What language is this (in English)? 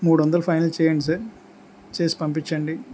Telugu